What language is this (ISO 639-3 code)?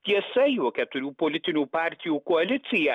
lit